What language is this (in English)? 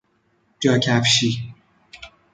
Persian